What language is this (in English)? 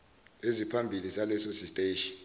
Zulu